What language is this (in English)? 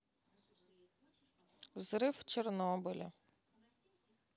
Russian